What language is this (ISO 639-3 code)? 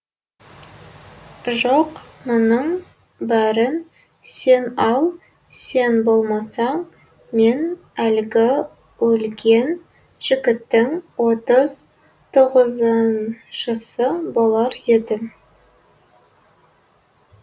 kaz